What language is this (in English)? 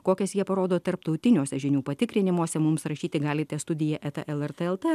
Lithuanian